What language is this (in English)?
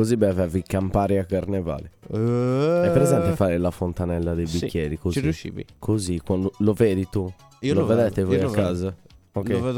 Italian